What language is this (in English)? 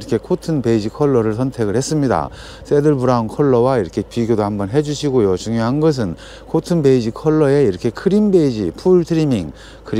Korean